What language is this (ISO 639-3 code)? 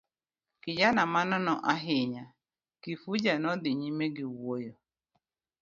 luo